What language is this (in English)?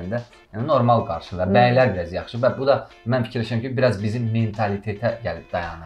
Turkish